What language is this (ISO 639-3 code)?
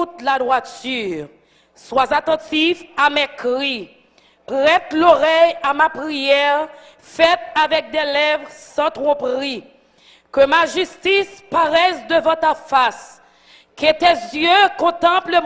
fra